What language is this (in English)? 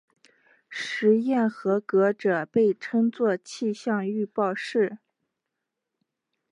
Chinese